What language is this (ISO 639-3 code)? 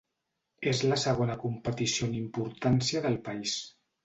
cat